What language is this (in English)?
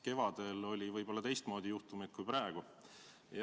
Estonian